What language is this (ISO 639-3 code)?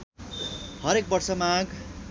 nep